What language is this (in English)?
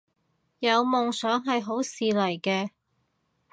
Cantonese